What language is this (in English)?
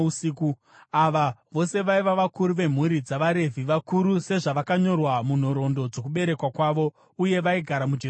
Shona